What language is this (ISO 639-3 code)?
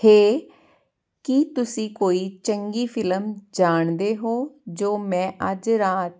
pan